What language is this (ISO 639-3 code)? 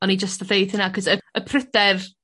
cym